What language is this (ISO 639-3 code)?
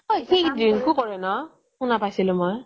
asm